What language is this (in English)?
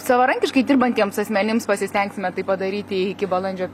Lithuanian